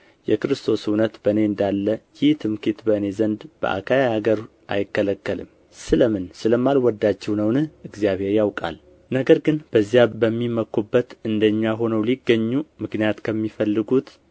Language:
Amharic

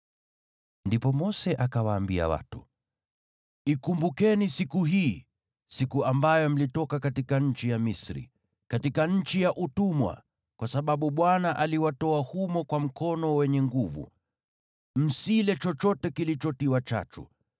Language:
Swahili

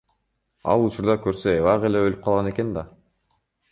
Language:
Kyrgyz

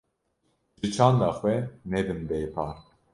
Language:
Kurdish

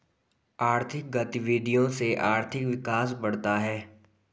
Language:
Hindi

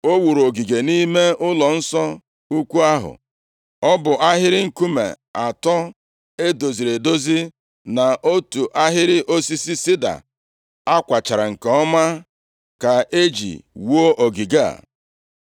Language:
Igbo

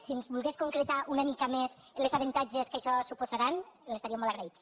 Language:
Catalan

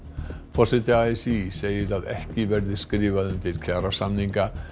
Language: Icelandic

